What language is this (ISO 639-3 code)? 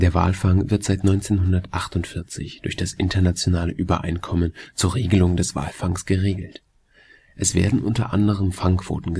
deu